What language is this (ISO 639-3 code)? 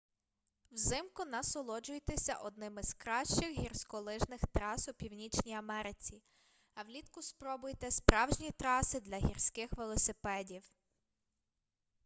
ukr